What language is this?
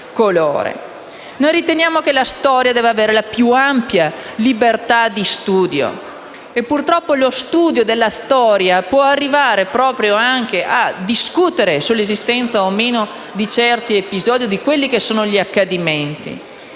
Italian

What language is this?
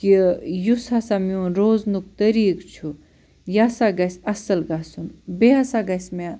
Kashmiri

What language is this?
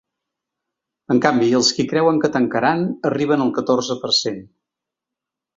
Catalan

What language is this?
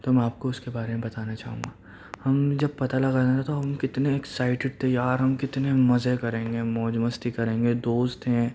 Urdu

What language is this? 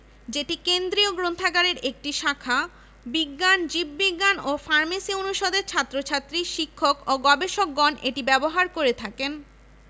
Bangla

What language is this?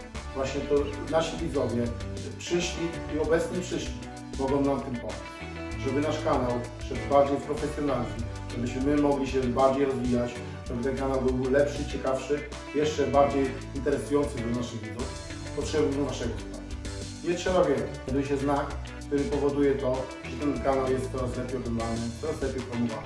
Polish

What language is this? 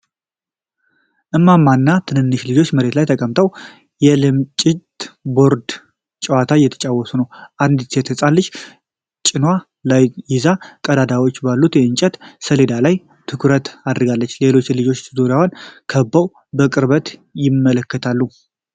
Amharic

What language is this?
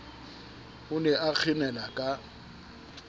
Southern Sotho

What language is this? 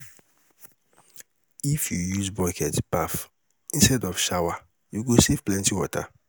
Nigerian Pidgin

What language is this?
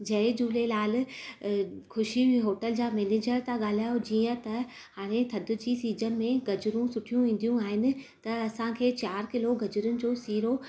Sindhi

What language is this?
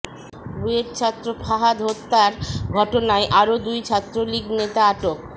Bangla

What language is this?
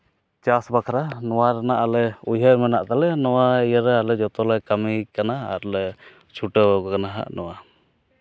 Santali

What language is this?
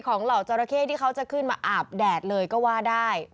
Thai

